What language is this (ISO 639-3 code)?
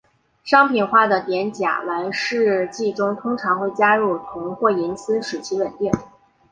zho